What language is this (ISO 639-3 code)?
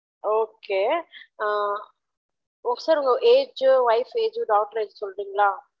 tam